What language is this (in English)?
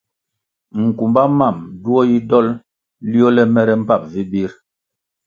Kwasio